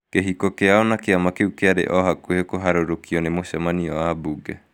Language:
Kikuyu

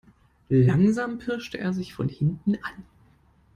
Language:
German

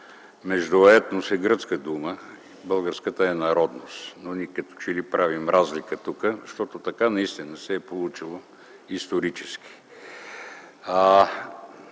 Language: Bulgarian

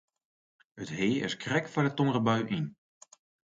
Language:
Western Frisian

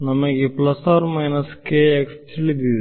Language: Kannada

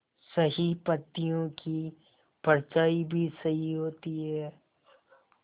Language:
Hindi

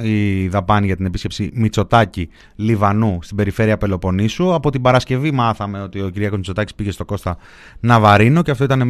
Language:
Greek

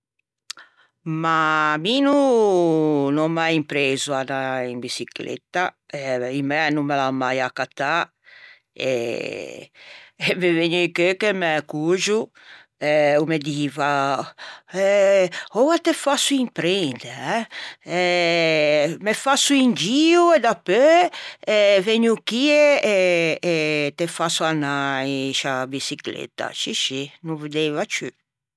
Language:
Ligurian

